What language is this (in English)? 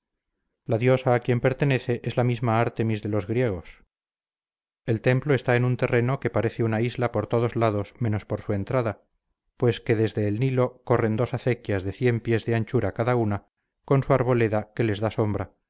Spanish